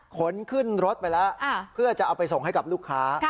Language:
Thai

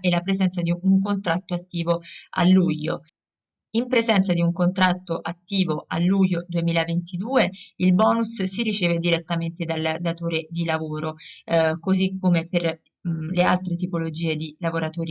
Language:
Italian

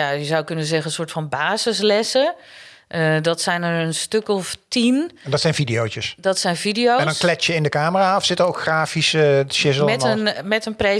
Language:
Dutch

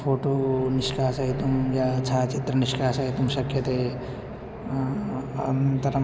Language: Sanskrit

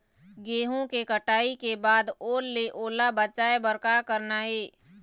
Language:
Chhattisgarhi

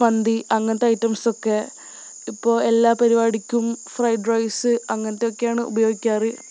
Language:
Malayalam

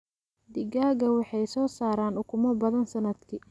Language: Somali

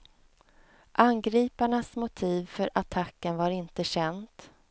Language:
Swedish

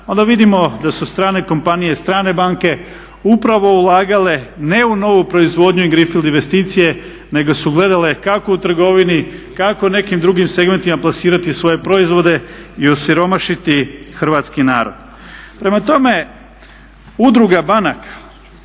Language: Croatian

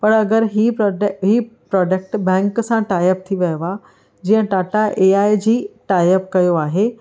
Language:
Sindhi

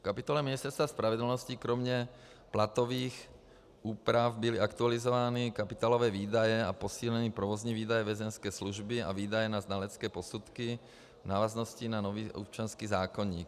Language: Czech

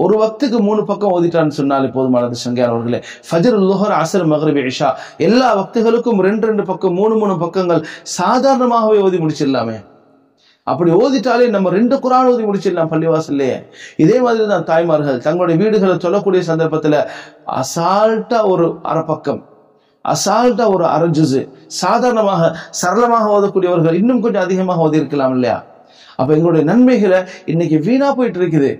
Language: Tamil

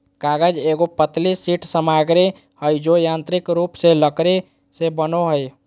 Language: Magahi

